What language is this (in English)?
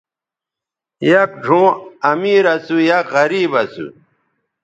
Bateri